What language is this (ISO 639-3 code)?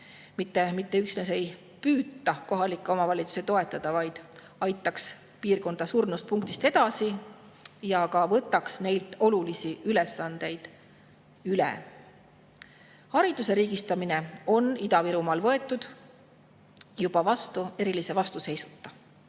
est